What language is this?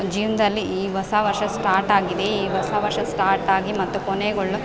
Kannada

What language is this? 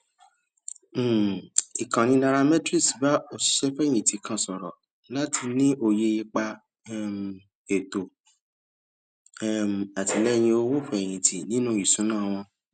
Yoruba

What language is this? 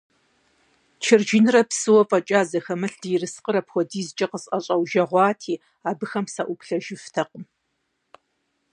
Kabardian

